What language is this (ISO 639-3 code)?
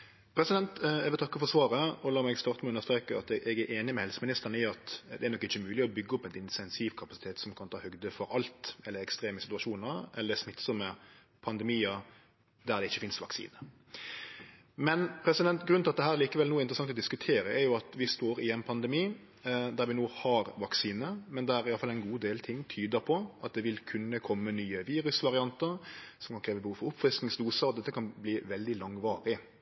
nor